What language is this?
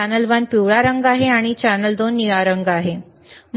Marathi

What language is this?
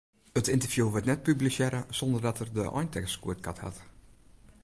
Western Frisian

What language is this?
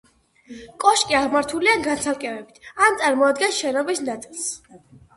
Georgian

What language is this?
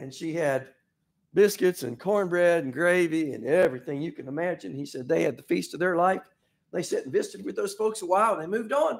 English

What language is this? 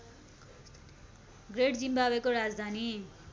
Nepali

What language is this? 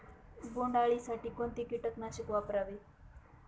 Marathi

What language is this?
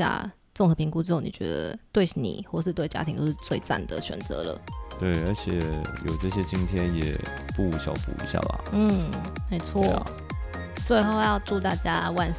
Chinese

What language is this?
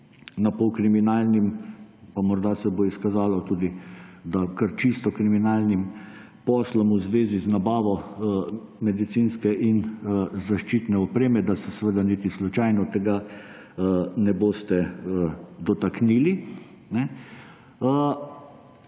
Slovenian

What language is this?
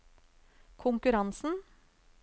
Norwegian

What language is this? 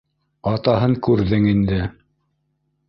Bashkir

